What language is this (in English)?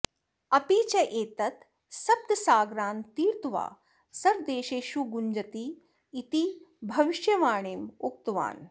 Sanskrit